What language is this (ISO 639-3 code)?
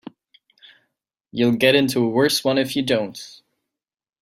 eng